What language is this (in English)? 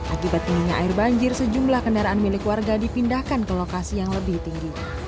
Indonesian